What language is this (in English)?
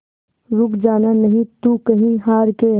Hindi